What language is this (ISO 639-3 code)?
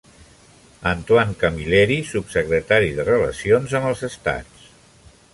cat